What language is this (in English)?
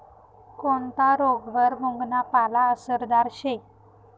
Marathi